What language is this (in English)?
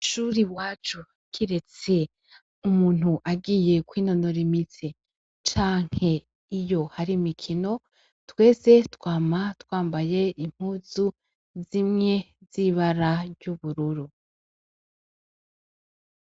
Rundi